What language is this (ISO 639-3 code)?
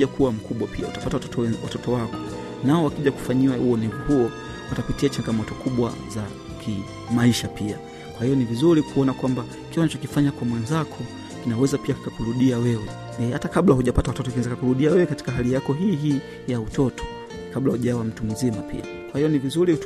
swa